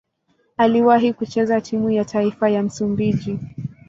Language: Swahili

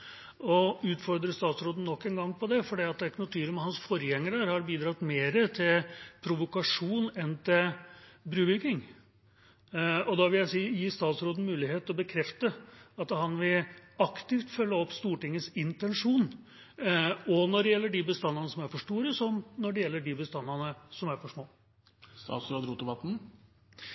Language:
Norwegian Bokmål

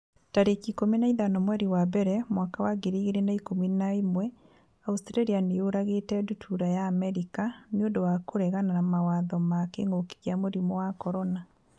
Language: Kikuyu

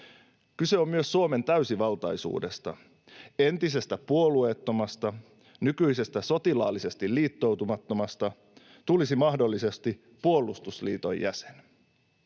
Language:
Finnish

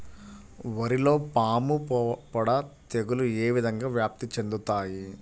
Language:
Telugu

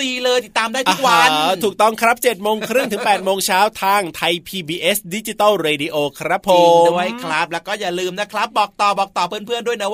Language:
Thai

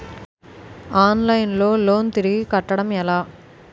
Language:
Telugu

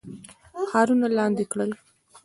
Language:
Pashto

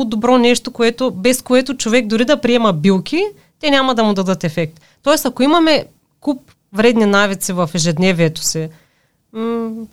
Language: Bulgarian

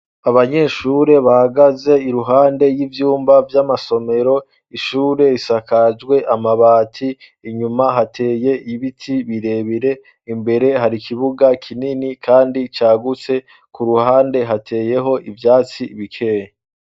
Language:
Rundi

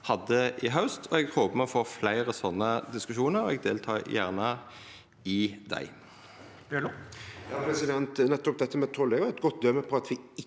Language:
Norwegian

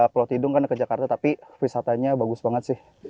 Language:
Indonesian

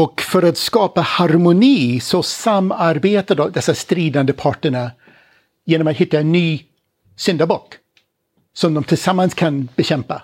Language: Swedish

